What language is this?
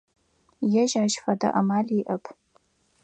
Adyghe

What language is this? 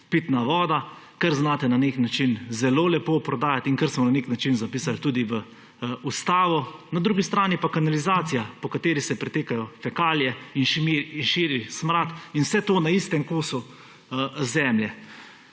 Slovenian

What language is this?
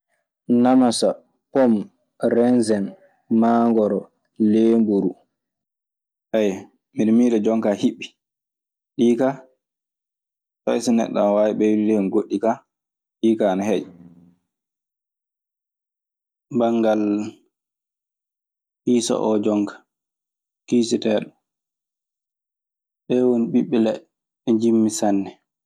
Maasina Fulfulde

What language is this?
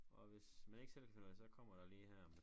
Danish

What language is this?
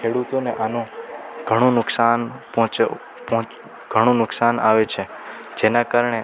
Gujarati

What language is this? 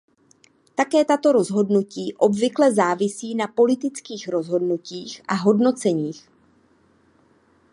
Czech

